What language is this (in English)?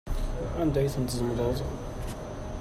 Kabyle